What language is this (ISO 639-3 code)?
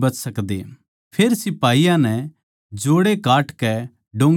bgc